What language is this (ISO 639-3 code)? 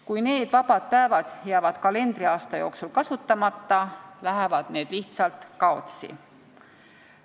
est